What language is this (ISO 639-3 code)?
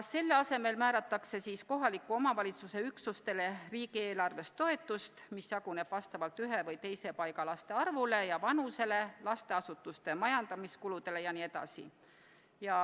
est